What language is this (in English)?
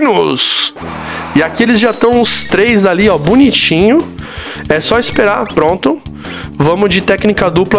Portuguese